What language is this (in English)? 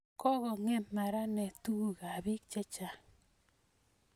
Kalenjin